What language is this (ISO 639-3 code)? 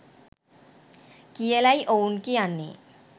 sin